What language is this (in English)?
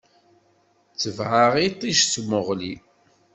Kabyle